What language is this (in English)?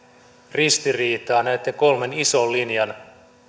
Finnish